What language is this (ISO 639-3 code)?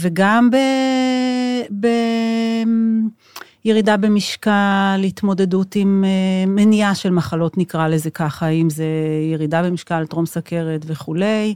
heb